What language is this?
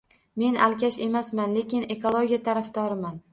Uzbek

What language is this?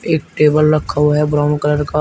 Hindi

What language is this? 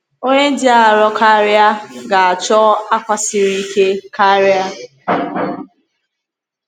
Igbo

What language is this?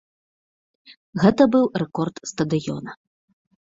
Belarusian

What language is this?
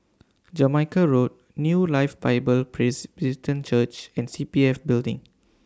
English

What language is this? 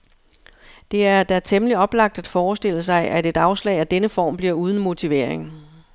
Danish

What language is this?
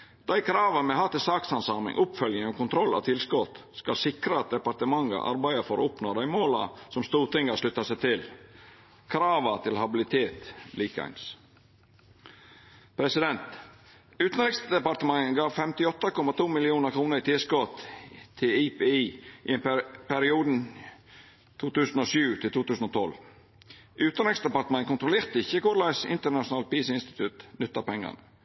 Norwegian Nynorsk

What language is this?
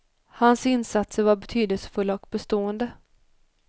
Swedish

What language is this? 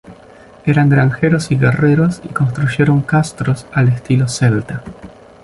Spanish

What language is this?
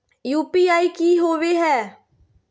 Magahi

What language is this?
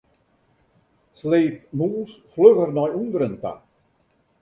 Western Frisian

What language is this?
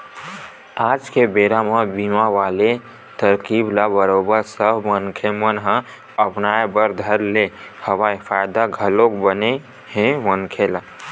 Chhattisgarhi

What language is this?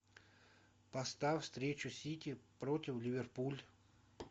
Russian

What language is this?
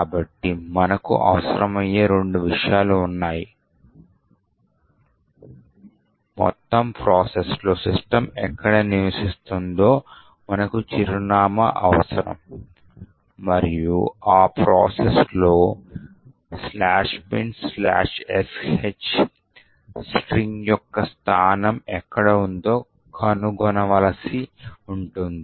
Telugu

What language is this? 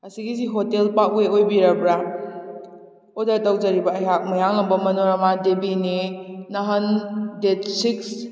Manipuri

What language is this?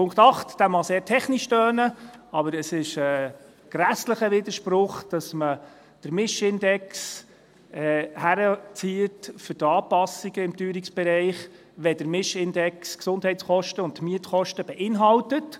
Swiss German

